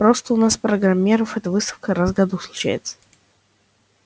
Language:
Russian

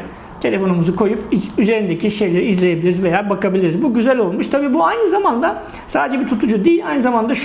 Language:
Turkish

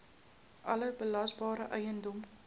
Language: Afrikaans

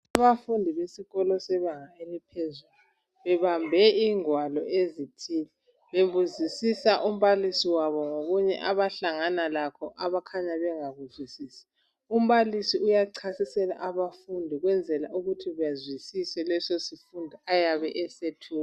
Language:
North Ndebele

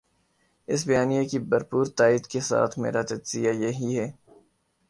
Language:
Urdu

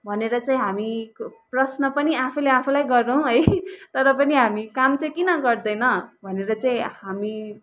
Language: Nepali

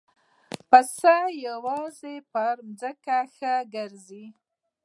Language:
Pashto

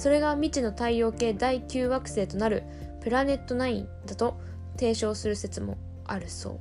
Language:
Japanese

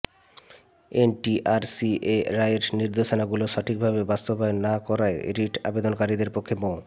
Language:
Bangla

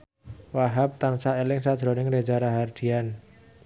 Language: Javanese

